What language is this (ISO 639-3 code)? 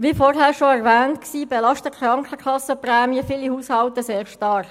gsw